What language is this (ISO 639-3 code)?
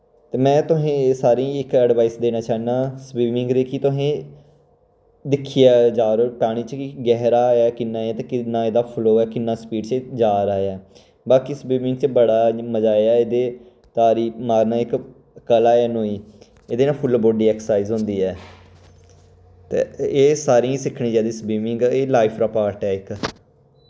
doi